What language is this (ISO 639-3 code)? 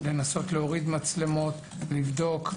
heb